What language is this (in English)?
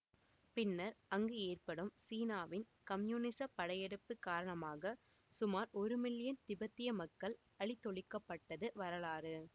Tamil